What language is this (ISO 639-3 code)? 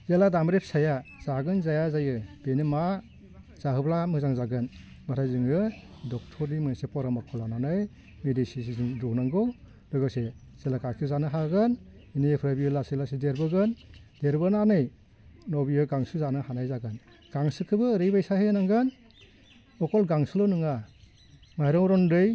brx